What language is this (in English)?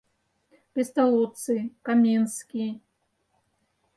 Mari